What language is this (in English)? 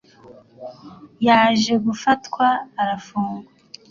Kinyarwanda